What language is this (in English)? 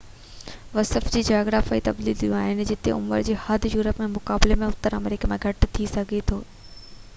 Sindhi